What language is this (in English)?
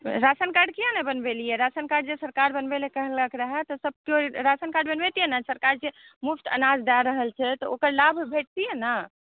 Maithili